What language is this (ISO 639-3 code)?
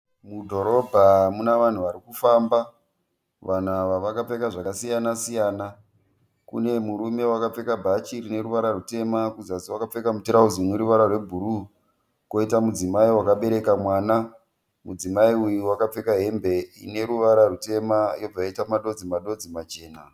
sna